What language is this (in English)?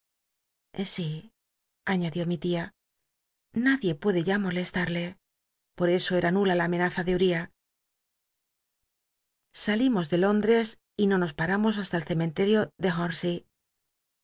Spanish